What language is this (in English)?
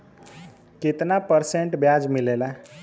Bhojpuri